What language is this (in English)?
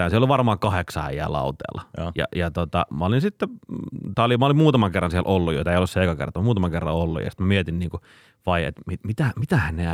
Finnish